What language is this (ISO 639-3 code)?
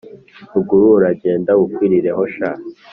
kin